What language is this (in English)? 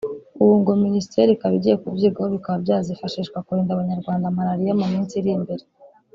Kinyarwanda